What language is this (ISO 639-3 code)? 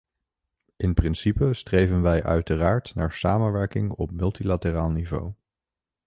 nld